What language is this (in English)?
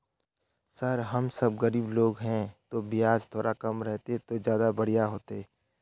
Magahi